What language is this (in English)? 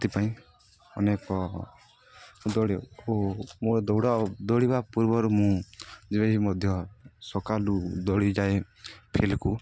Odia